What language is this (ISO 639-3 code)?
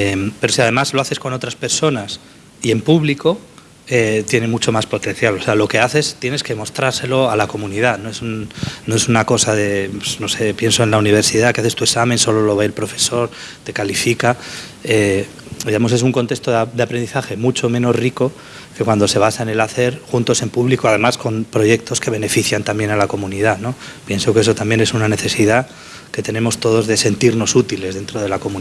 spa